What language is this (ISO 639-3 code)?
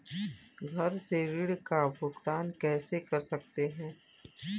hin